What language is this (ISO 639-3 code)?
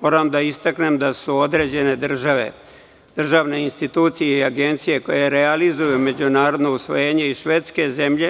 srp